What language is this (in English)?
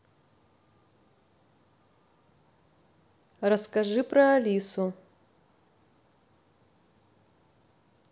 Russian